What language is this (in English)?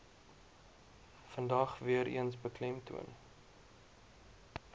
Afrikaans